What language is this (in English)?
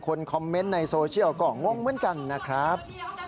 Thai